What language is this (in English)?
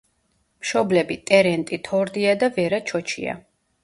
Georgian